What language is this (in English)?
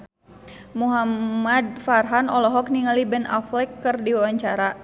Sundanese